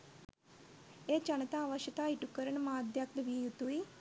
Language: Sinhala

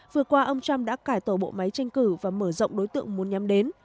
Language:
Vietnamese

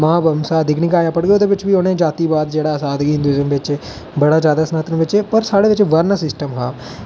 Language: Dogri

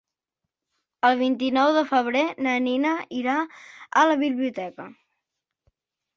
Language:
Catalan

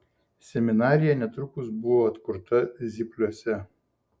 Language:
Lithuanian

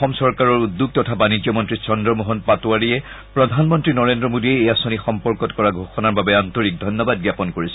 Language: Assamese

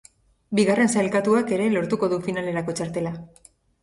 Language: Basque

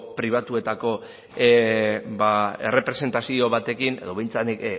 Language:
Basque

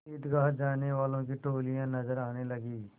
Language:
Hindi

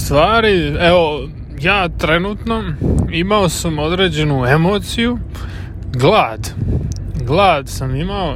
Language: Croatian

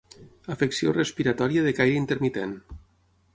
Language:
Catalan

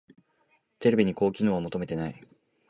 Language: Japanese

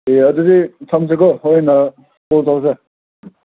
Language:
Manipuri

